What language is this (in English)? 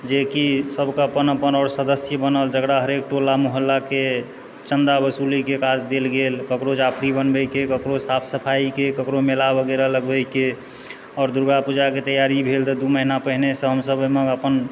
Maithili